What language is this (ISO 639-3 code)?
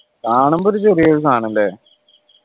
mal